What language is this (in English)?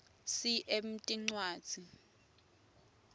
Swati